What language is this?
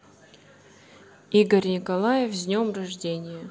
Russian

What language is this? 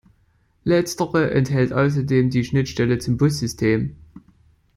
German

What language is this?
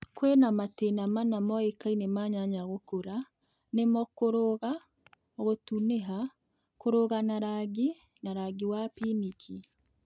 Kikuyu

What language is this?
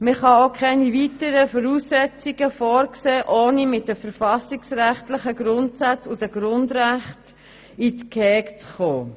Swiss German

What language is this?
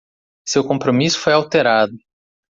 Portuguese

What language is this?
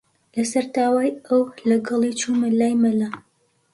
Central Kurdish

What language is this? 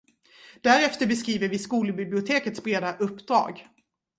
Swedish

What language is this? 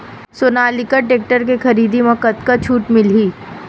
Chhattisgarhi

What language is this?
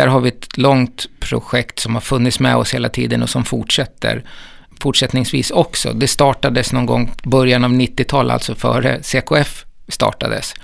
Swedish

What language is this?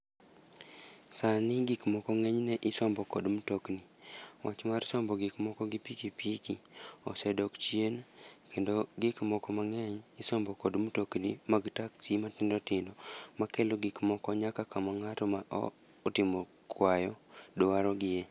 Luo (Kenya and Tanzania)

